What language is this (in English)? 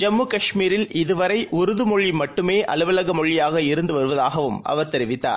Tamil